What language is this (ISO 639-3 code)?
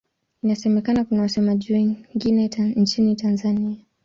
swa